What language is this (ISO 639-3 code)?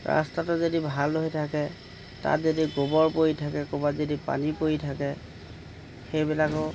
asm